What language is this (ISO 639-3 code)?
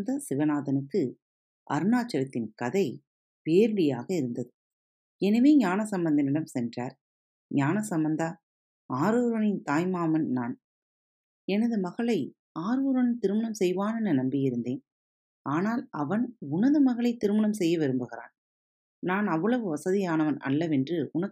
tam